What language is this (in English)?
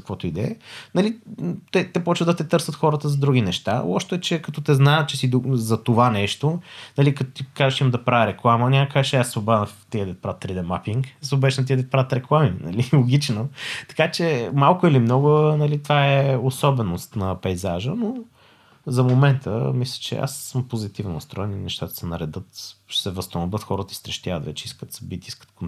Bulgarian